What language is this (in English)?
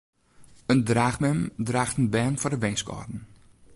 Western Frisian